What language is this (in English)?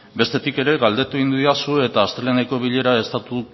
Basque